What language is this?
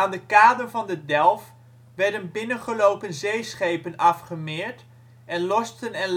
Dutch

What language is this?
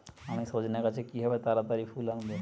Bangla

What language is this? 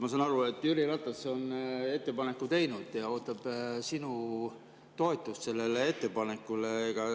Estonian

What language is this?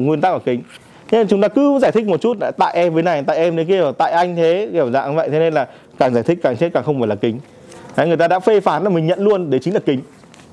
Vietnamese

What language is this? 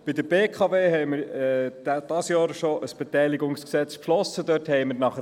Swiss German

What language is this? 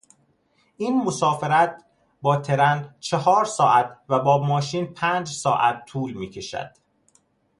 Persian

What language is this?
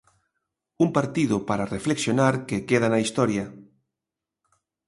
Galician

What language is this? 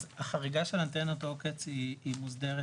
Hebrew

